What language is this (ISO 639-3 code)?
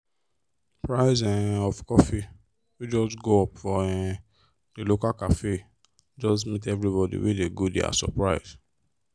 pcm